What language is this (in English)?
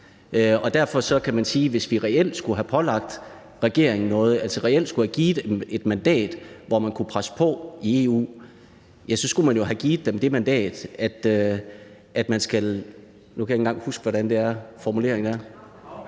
Danish